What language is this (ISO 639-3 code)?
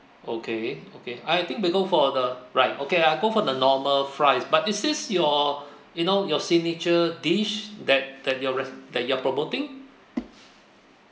eng